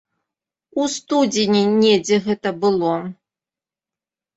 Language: Belarusian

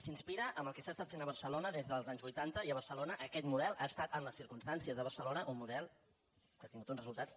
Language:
Catalan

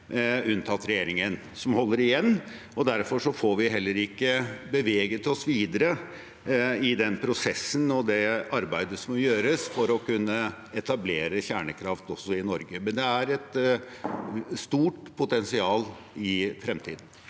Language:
Norwegian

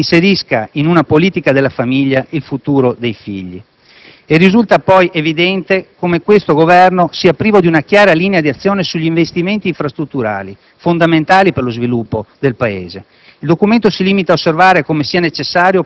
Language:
Italian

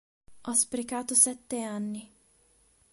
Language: Italian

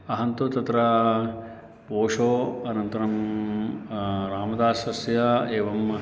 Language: Sanskrit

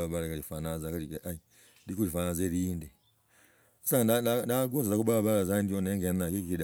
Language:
Logooli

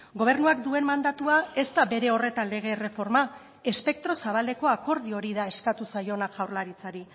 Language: Basque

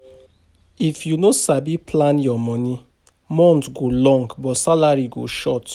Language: Nigerian Pidgin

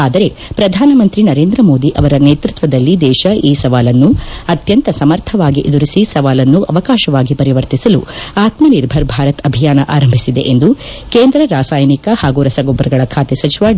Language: Kannada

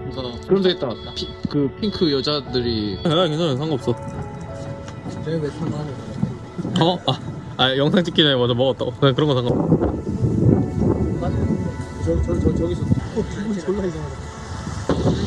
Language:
Korean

